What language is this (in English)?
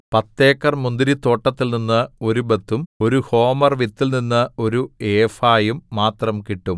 Malayalam